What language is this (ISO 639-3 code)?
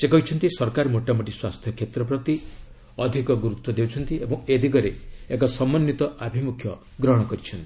ori